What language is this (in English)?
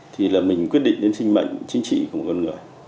Vietnamese